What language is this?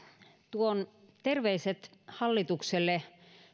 Finnish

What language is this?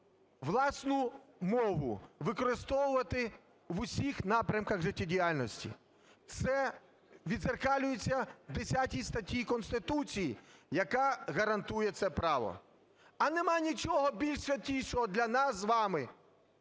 Ukrainian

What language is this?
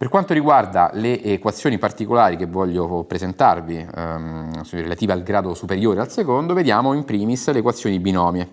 Italian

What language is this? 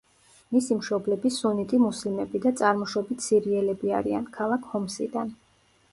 Georgian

